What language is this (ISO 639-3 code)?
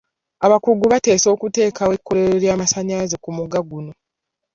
lug